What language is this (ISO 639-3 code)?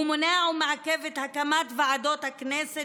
heb